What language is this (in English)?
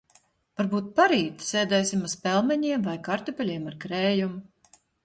Latvian